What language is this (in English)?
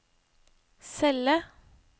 Norwegian